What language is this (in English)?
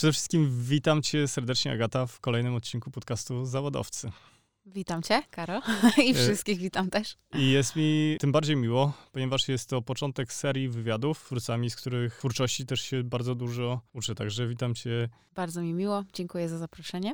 Polish